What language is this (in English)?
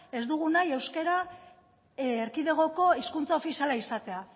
Basque